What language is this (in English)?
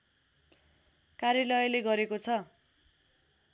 Nepali